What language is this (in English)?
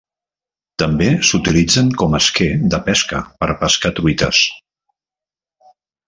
Catalan